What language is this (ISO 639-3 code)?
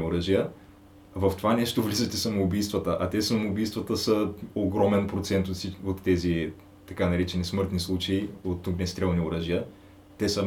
bul